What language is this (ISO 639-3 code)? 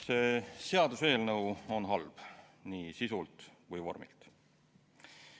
est